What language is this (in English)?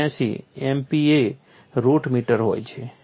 Gujarati